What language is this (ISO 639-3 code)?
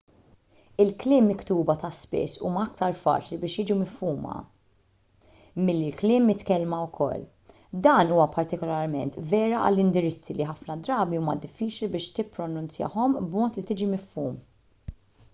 mlt